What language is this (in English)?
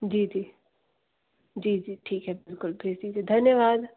Hindi